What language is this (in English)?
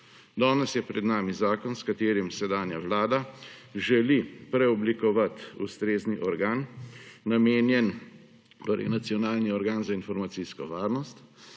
Slovenian